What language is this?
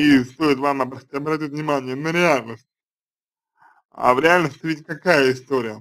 Russian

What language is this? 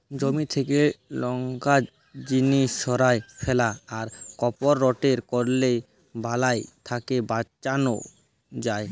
Bangla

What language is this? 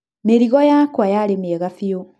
Kikuyu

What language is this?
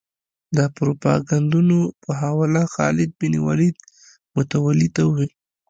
Pashto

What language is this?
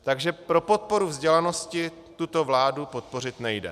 Czech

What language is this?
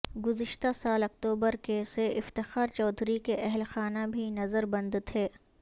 Urdu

